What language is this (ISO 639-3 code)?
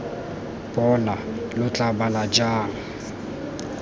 tsn